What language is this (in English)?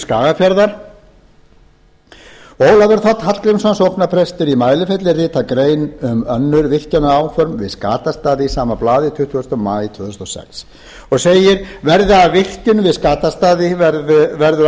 Icelandic